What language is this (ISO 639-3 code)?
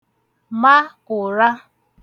ibo